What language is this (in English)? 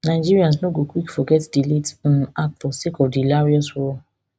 Nigerian Pidgin